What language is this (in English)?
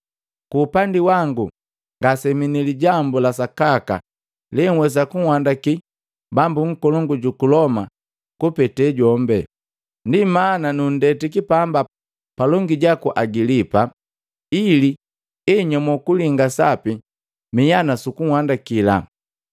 Matengo